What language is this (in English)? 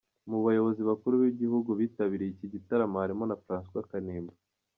Kinyarwanda